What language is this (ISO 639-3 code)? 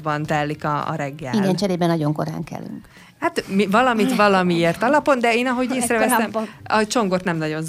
hun